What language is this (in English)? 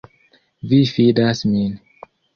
Esperanto